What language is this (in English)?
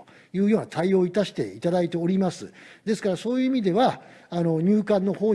Japanese